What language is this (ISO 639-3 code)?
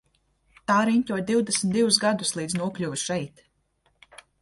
lav